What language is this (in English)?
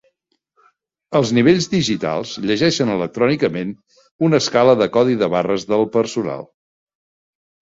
Catalan